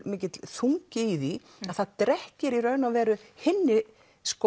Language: Icelandic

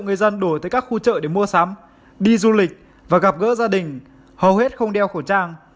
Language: Vietnamese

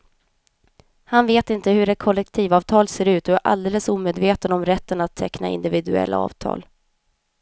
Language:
Swedish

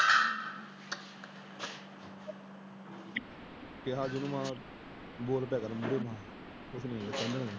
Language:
Punjabi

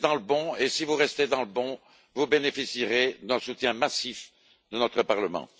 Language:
French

